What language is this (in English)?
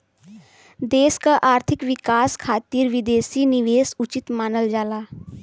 Bhojpuri